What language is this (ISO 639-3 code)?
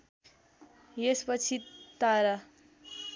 nep